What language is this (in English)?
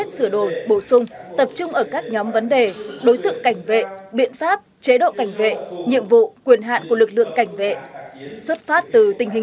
Vietnamese